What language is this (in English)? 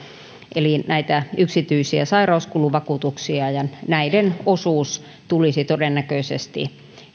Finnish